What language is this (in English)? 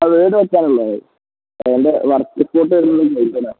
Malayalam